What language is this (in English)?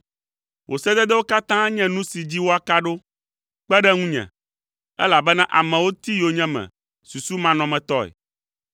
Ewe